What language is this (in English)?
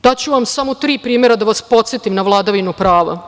Serbian